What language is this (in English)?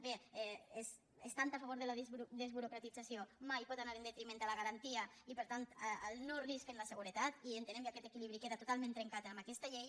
Catalan